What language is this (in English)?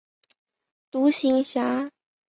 Chinese